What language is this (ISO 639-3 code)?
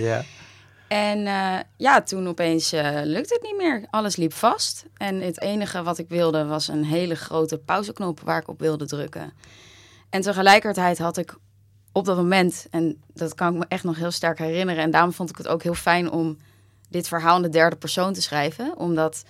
nld